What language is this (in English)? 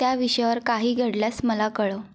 Marathi